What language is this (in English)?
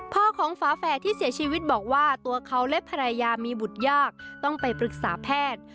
Thai